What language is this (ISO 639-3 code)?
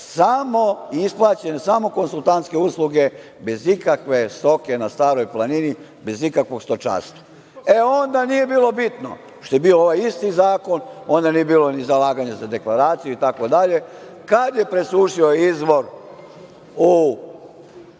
srp